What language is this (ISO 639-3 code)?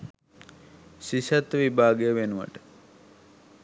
sin